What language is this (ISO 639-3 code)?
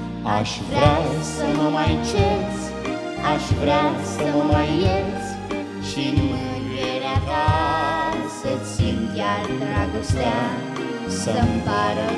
ron